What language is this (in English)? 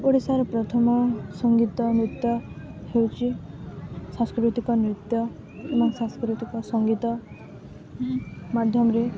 Odia